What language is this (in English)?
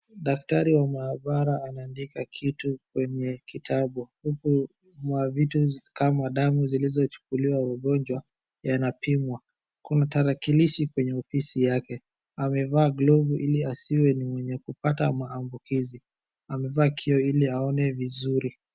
Swahili